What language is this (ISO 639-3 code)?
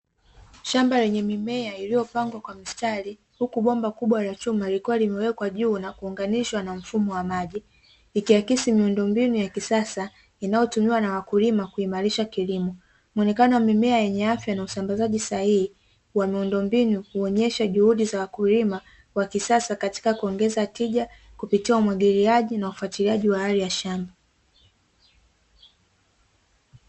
swa